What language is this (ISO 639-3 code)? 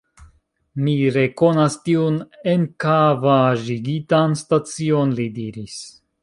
epo